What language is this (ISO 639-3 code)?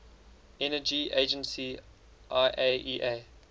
eng